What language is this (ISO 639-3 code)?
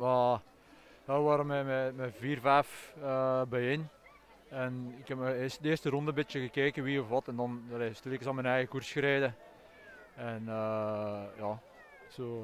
nld